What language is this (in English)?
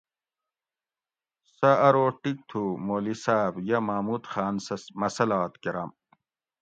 Gawri